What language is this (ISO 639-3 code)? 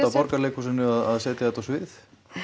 isl